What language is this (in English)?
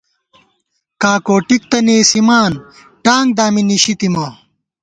Gawar-Bati